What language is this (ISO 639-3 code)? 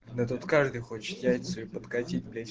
rus